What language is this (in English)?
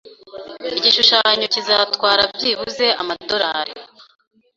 Kinyarwanda